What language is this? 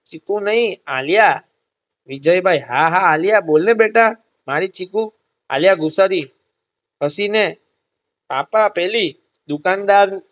Gujarati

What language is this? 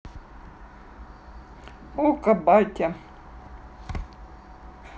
Russian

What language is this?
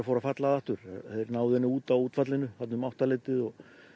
Icelandic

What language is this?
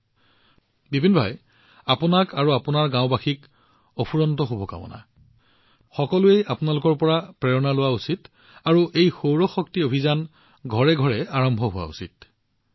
Assamese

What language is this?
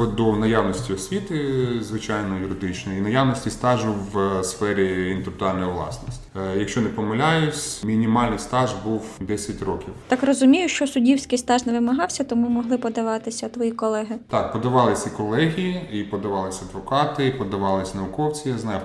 Ukrainian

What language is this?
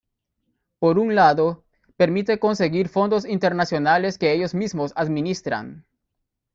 Spanish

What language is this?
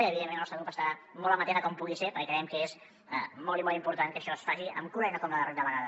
Catalan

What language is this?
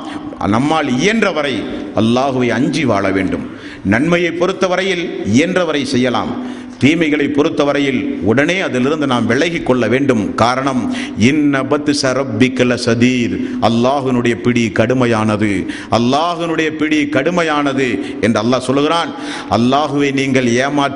Tamil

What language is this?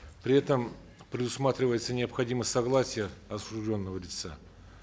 Kazakh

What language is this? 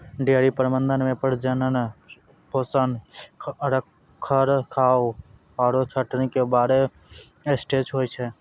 Maithili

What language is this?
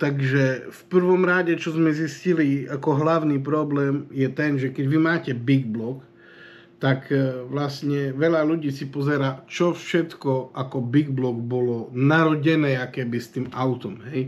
Slovak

